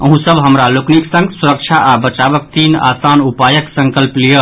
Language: Maithili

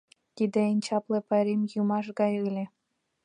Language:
Mari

